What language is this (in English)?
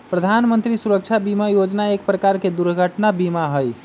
Magahi